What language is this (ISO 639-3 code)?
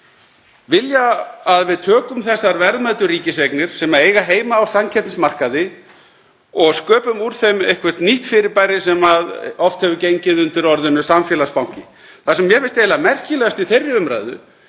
isl